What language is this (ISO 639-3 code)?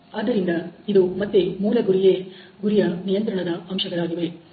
kan